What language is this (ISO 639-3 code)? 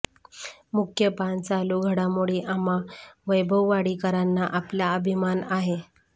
mar